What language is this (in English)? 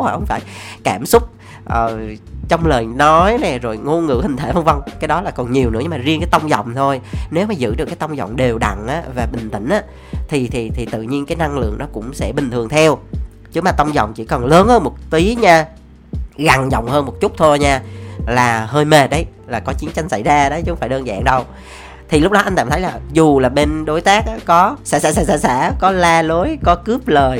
Vietnamese